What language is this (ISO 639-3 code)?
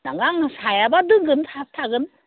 brx